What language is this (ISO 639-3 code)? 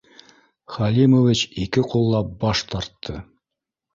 bak